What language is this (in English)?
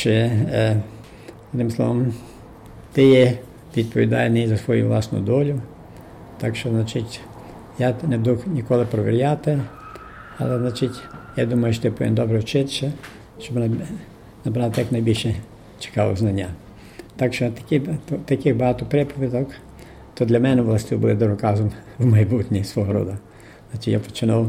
Ukrainian